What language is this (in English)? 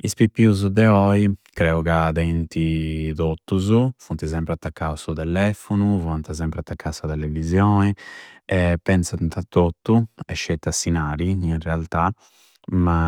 Campidanese Sardinian